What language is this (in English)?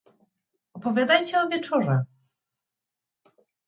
Polish